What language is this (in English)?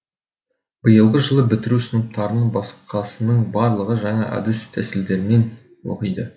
Kazakh